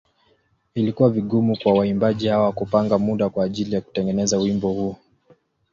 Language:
Swahili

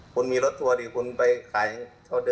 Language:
Thai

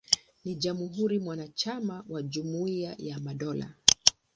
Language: Swahili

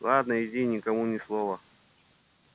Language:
Russian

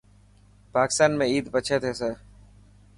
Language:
Dhatki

